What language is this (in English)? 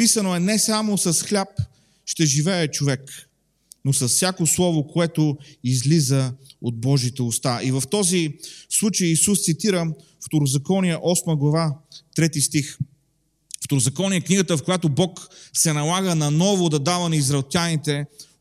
Bulgarian